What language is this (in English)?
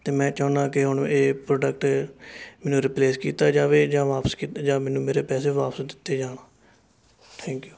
Punjabi